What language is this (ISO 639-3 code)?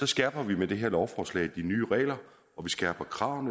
dan